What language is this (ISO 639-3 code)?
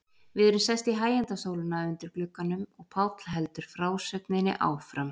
isl